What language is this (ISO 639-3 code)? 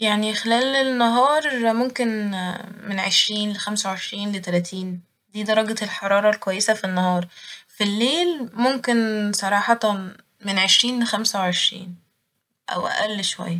arz